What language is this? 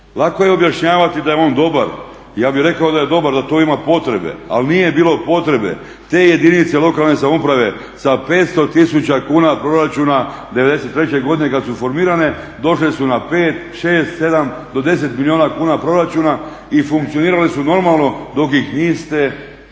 Croatian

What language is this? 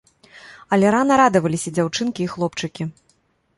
Belarusian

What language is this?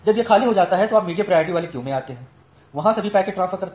Hindi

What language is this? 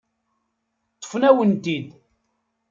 Kabyle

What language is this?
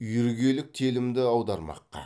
Kazakh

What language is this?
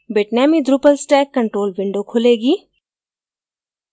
Hindi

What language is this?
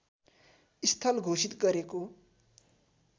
Nepali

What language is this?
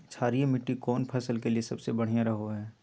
Magahi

